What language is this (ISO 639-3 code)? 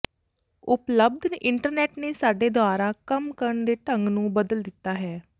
pan